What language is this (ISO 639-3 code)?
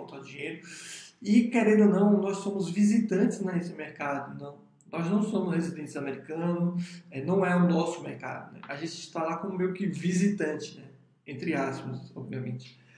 por